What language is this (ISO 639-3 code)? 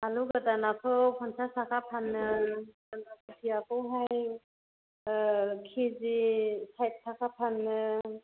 brx